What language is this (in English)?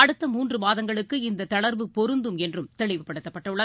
Tamil